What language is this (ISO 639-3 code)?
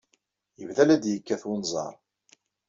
kab